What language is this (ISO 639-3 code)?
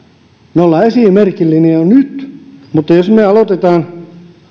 fin